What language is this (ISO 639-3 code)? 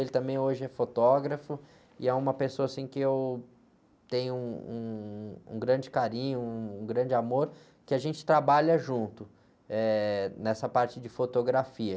por